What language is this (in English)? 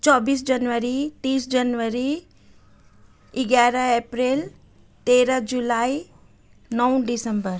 Nepali